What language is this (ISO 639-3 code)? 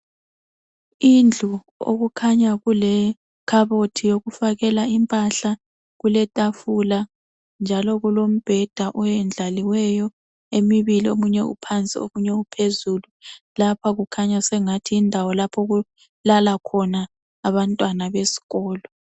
nde